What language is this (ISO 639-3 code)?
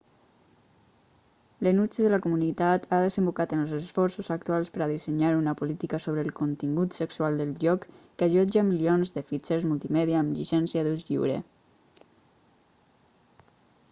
cat